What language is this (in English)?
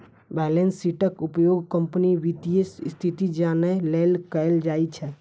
Maithili